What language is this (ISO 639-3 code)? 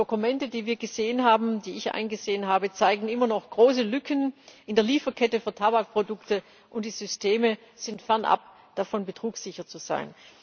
deu